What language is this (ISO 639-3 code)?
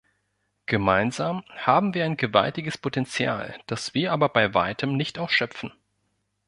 deu